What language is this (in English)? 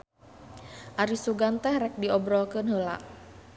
Sundanese